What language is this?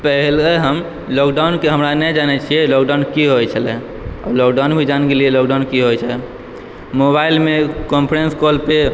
Maithili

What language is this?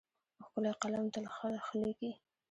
Pashto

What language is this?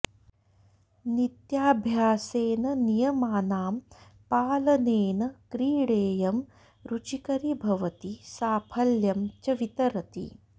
Sanskrit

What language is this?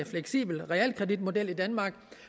Danish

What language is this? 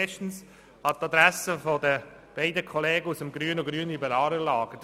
Swiss German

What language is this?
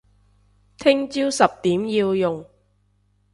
Cantonese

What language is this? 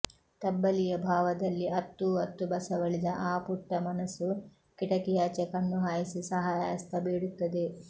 Kannada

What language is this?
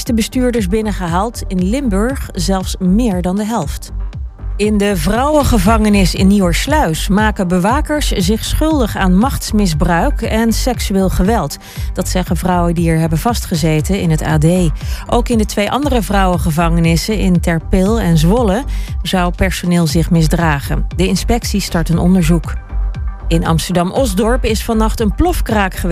Dutch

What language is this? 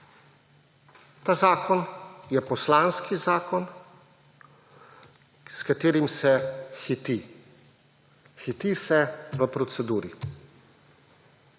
Slovenian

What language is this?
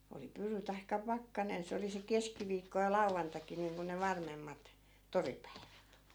Finnish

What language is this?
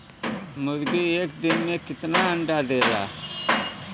Bhojpuri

